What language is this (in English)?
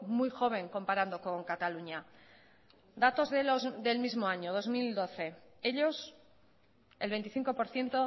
Spanish